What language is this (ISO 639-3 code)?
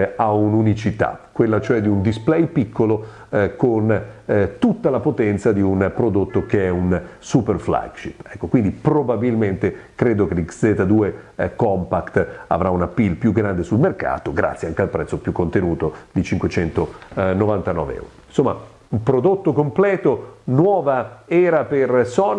ita